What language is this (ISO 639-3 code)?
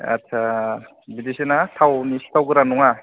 brx